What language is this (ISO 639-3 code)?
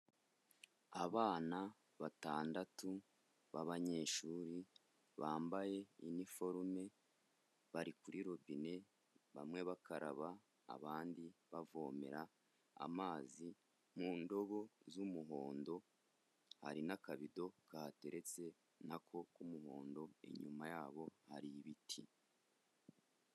kin